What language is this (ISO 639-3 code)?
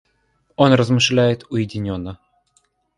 rus